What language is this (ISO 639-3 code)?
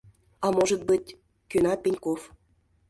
chm